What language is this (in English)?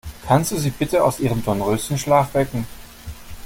German